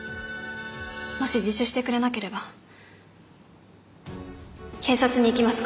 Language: Japanese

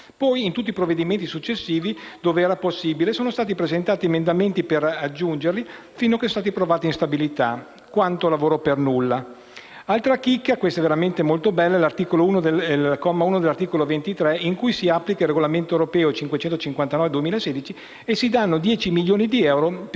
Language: Italian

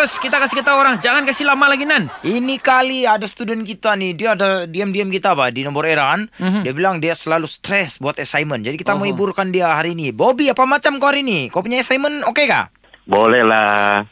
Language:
Malay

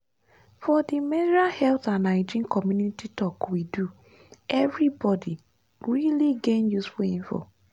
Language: Nigerian Pidgin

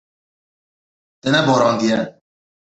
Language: Kurdish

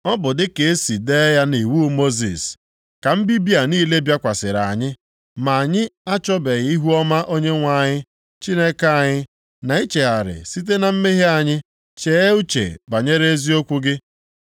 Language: Igbo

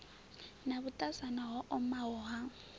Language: Venda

